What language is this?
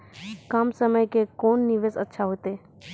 Maithili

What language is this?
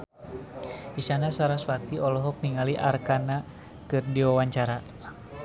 Sundanese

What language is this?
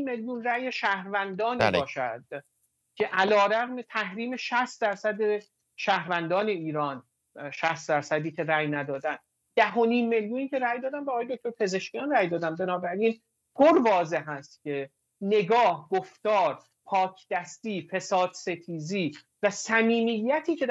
Persian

